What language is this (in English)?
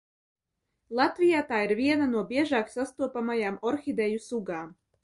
Latvian